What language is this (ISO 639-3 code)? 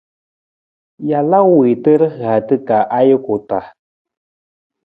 nmz